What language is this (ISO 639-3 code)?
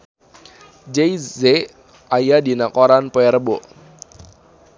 sun